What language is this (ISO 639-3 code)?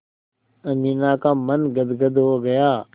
hin